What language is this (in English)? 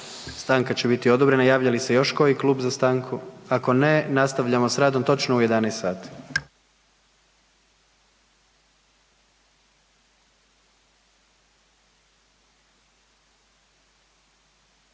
Croatian